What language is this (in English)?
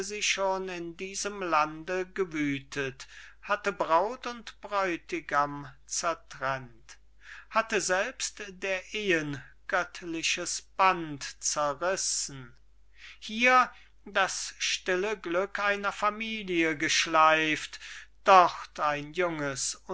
German